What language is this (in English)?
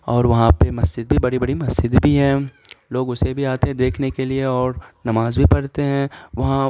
Urdu